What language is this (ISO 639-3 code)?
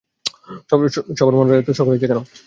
ben